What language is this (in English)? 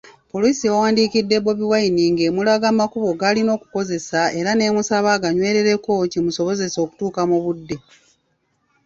Ganda